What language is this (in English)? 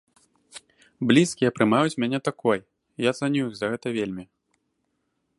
Belarusian